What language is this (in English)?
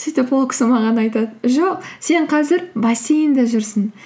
Kazakh